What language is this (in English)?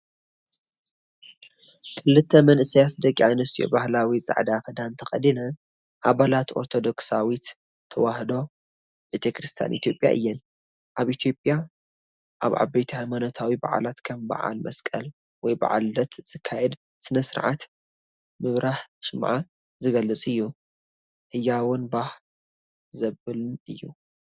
Tigrinya